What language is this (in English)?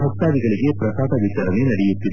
Kannada